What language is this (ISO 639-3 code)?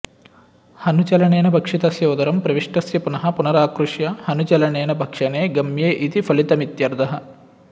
san